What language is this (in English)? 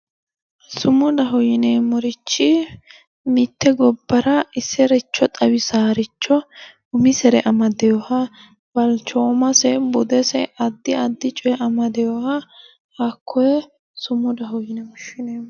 Sidamo